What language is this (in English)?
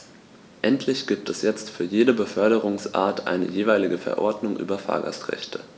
German